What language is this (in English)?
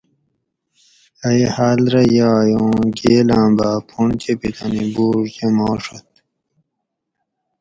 Gawri